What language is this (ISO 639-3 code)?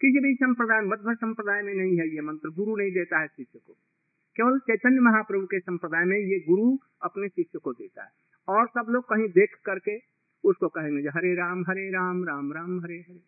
hin